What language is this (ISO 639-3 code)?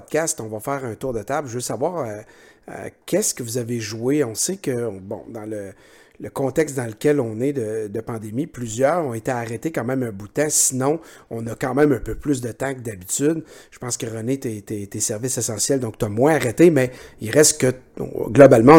fra